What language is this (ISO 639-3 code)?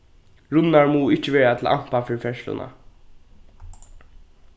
fao